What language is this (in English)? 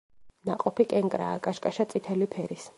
Georgian